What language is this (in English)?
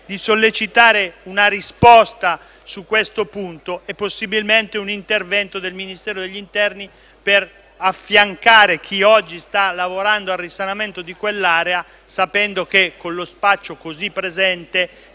Italian